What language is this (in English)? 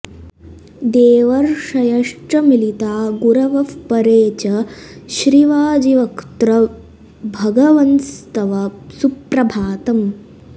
Sanskrit